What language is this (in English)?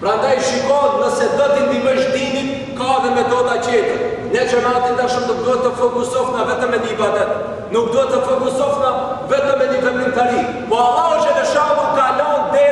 Romanian